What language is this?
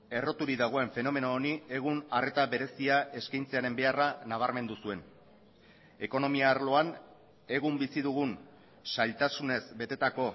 Basque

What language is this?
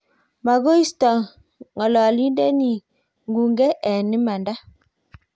Kalenjin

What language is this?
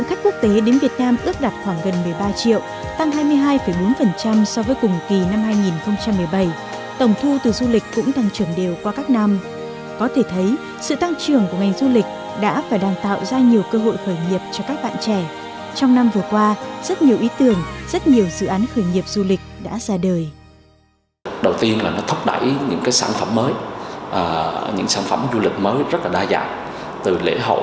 Vietnamese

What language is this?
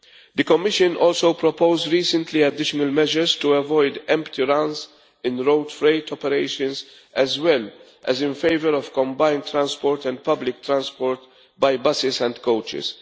English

